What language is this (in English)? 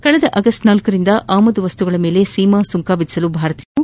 Kannada